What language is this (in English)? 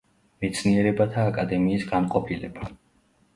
Georgian